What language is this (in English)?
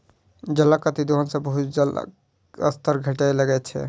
Maithili